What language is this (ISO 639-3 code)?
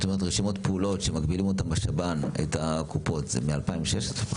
heb